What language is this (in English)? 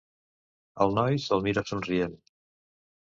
Catalan